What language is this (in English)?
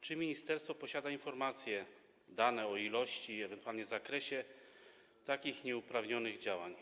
Polish